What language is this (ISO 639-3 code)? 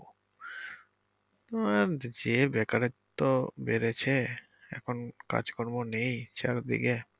ben